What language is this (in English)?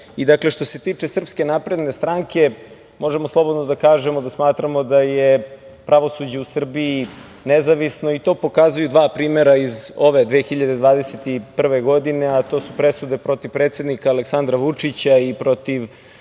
Serbian